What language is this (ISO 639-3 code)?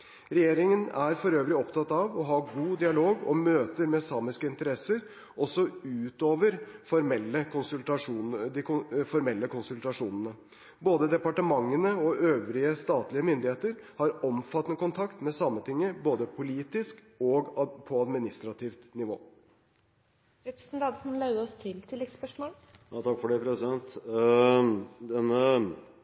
nob